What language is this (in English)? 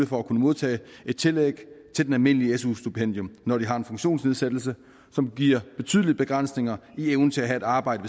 Danish